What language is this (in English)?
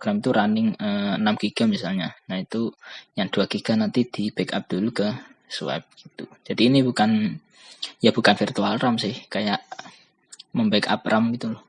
Indonesian